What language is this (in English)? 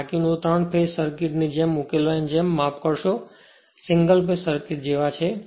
Gujarati